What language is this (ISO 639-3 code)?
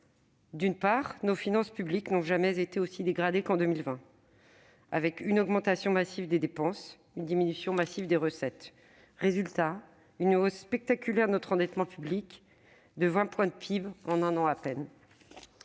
fra